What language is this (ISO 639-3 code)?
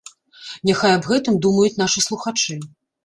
bel